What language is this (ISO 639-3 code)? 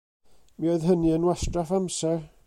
cym